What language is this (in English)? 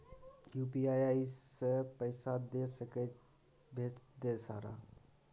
Maithili